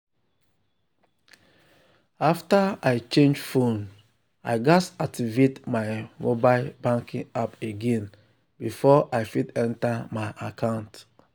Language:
Nigerian Pidgin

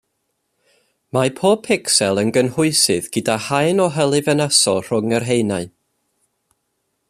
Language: Welsh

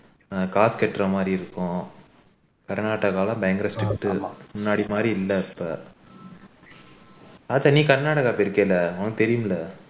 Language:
Tamil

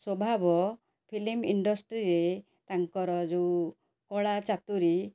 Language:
Odia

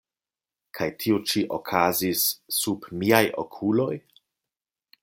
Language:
Esperanto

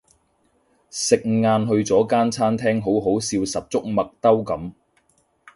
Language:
Cantonese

